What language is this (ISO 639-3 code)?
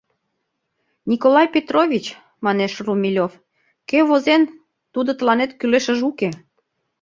chm